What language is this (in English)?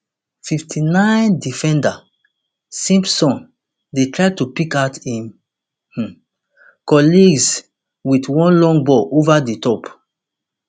Nigerian Pidgin